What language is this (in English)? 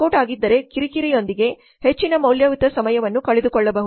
Kannada